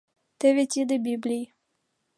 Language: Mari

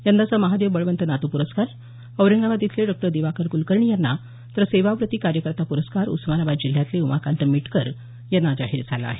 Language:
Marathi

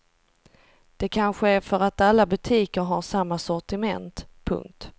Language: Swedish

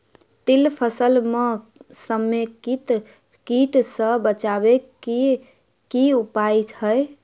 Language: Maithili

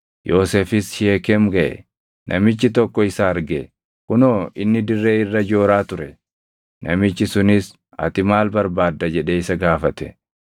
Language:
Oromo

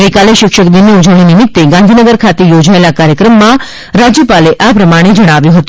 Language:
Gujarati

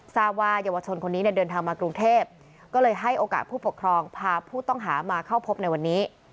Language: Thai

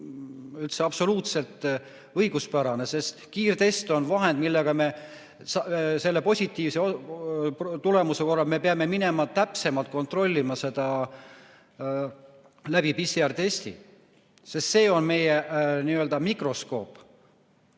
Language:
Estonian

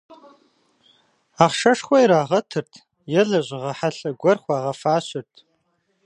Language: Kabardian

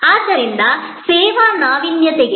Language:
Kannada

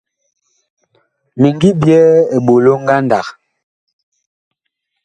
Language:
Bakoko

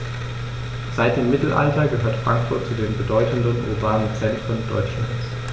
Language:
German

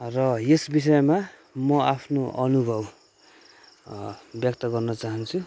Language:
Nepali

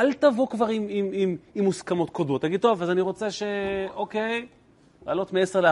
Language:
Hebrew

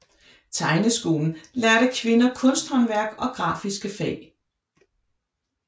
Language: Danish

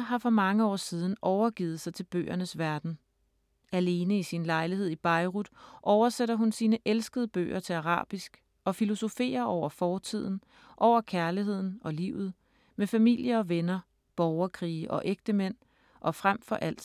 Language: Danish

